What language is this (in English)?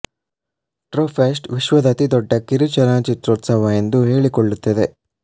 Kannada